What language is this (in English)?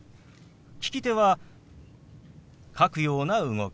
Japanese